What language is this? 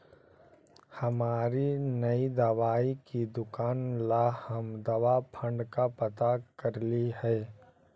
Magahi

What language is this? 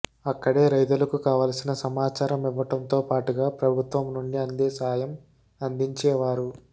Telugu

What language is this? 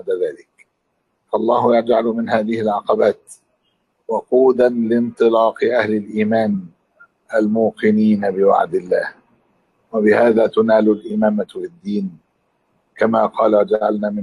Arabic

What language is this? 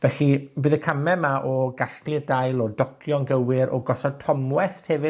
Welsh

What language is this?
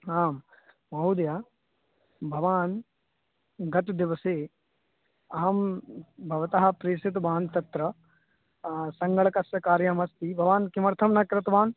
Sanskrit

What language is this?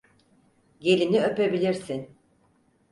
Turkish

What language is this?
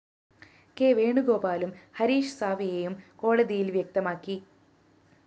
Malayalam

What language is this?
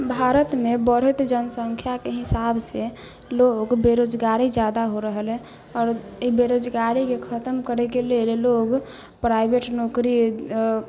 Maithili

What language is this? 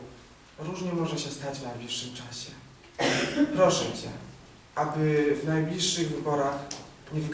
Polish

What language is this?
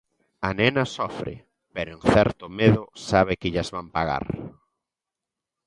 Galician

